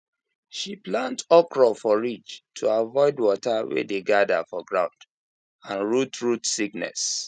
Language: Nigerian Pidgin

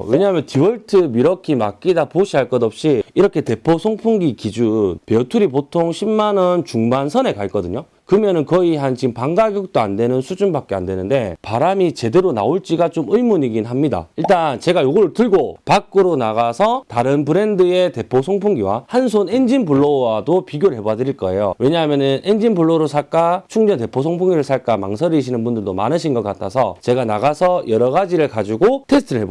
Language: Korean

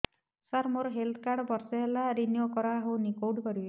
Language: Odia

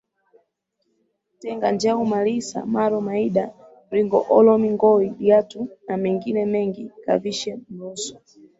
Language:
Swahili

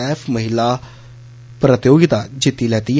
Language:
Dogri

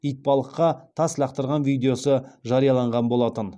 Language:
Kazakh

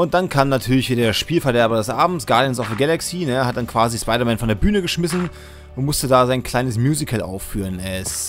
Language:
German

